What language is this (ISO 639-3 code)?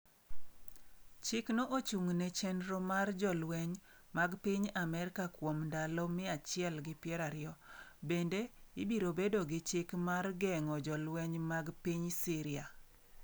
luo